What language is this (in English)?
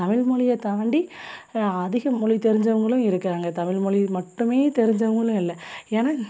Tamil